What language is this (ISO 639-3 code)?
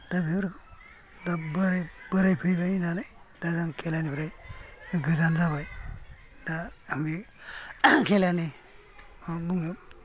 brx